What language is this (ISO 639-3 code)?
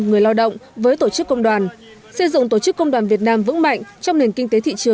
vie